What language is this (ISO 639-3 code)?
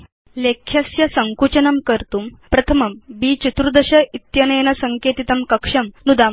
san